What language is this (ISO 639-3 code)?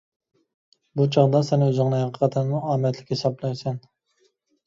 uig